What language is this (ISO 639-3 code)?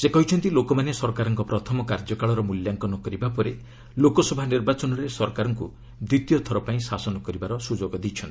ori